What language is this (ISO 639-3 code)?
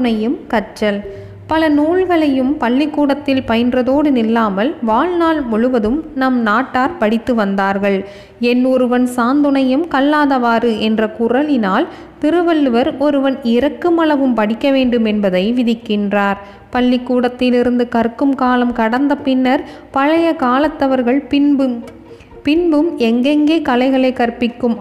tam